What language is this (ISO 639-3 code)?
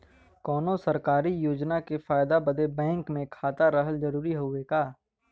bho